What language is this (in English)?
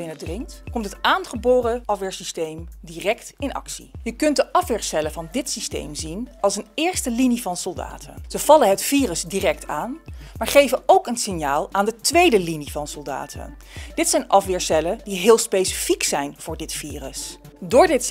Dutch